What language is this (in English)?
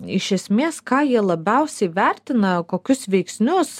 Lithuanian